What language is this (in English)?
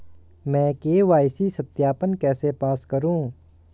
Hindi